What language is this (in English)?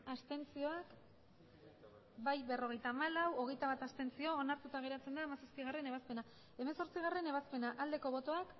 Basque